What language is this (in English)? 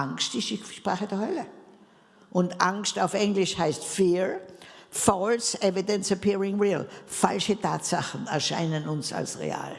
German